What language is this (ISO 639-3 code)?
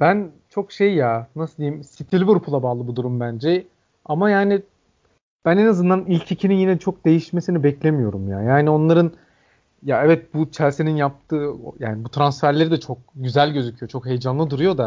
tur